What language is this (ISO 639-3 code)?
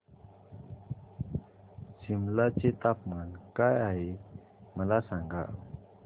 mar